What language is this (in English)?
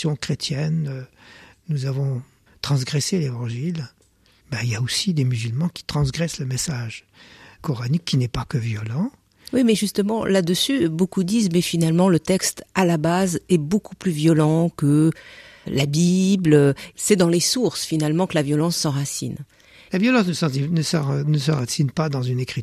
French